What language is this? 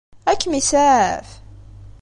Kabyle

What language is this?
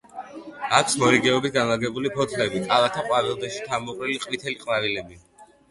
Georgian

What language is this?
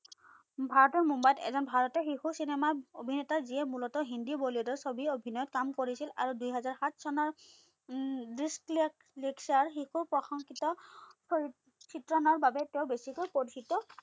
Assamese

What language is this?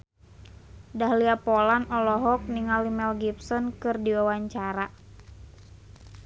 Sundanese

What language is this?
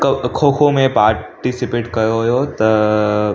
Sindhi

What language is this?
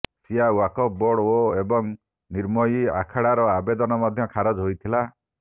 Odia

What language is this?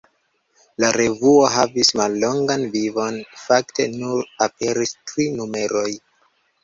Esperanto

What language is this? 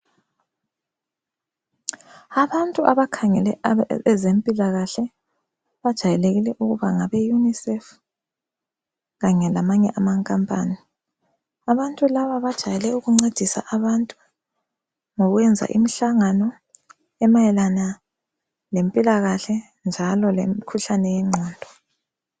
North Ndebele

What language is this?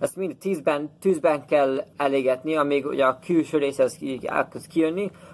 Hungarian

